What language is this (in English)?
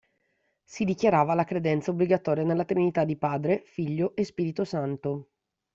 Italian